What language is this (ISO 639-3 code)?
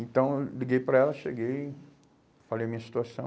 por